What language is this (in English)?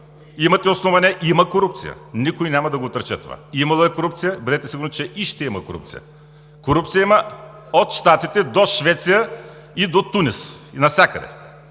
Bulgarian